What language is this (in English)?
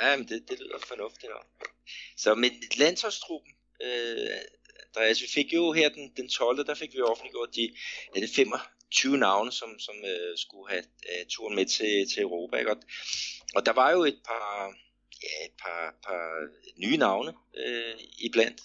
Danish